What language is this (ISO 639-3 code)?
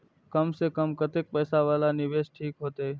mai